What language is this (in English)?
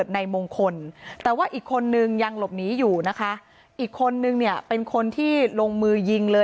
Thai